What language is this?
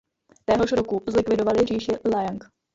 Czech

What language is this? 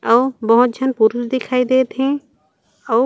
Chhattisgarhi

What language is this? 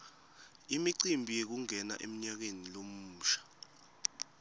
Swati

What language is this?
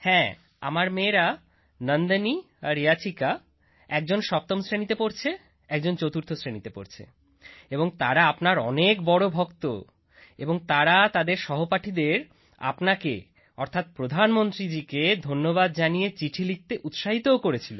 Bangla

